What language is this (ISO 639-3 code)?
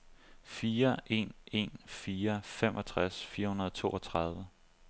dan